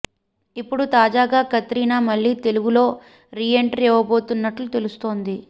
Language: Telugu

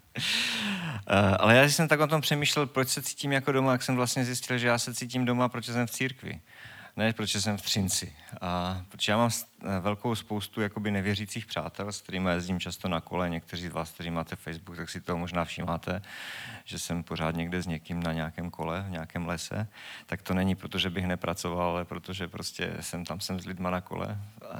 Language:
Czech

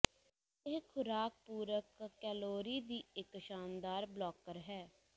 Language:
Punjabi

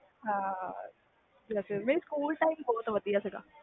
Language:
Punjabi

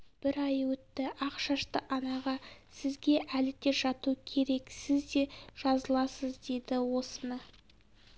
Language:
Kazakh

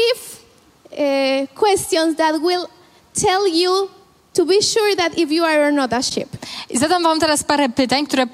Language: Polish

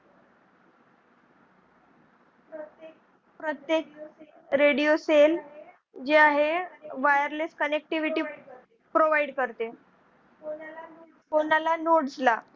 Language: Marathi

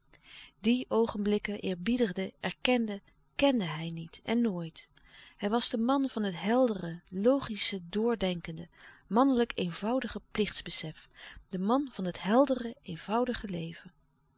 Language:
Dutch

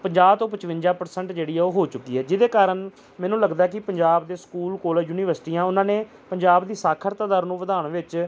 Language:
Punjabi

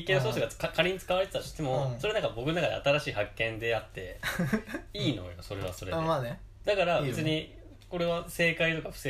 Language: Japanese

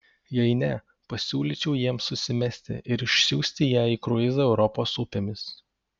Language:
Lithuanian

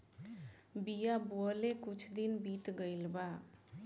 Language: Bhojpuri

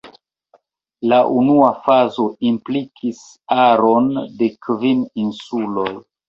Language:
Esperanto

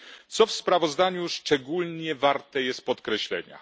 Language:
Polish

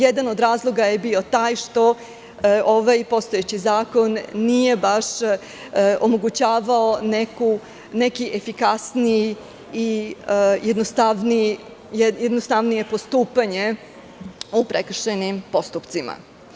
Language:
Serbian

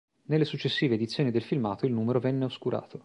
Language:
Italian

